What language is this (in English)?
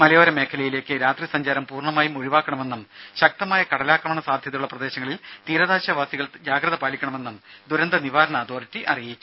Malayalam